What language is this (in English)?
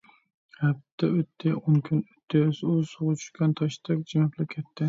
Uyghur